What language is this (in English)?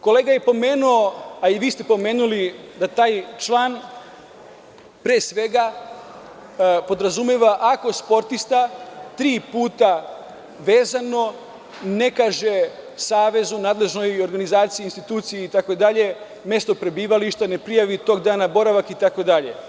Serbian